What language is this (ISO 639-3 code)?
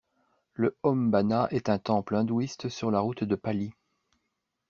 fra